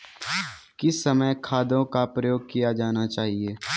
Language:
Hindi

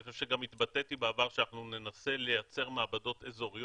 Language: Hebrew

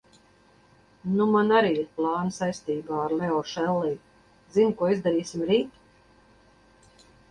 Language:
Latvian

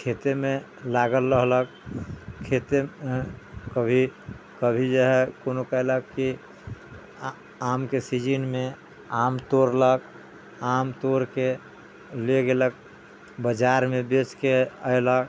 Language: Maithili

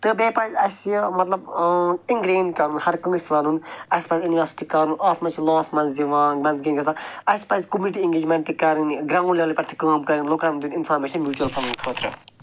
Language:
Kashmiri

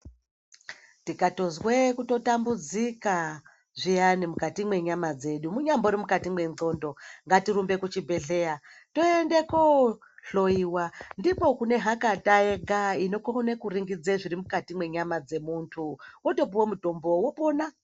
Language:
Ndau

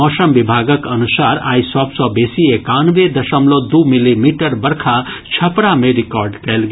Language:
Maithili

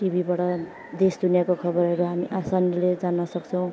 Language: Nepali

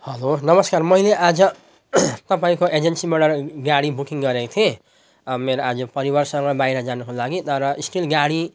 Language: Nepali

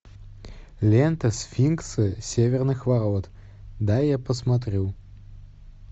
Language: Russian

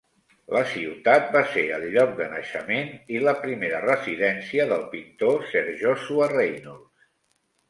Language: Catalan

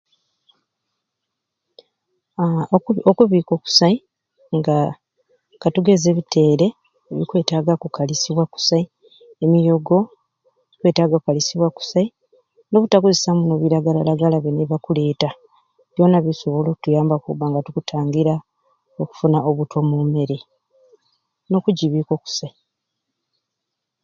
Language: Ruuli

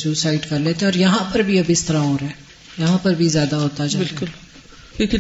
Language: Urdu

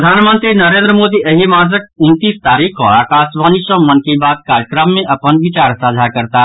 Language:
Maithili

